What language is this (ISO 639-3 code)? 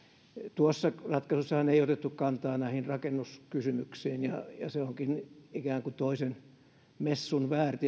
fin